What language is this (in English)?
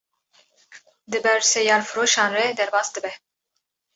Kurdish